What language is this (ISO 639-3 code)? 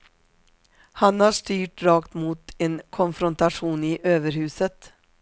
swe